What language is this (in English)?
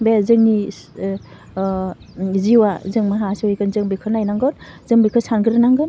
Bodo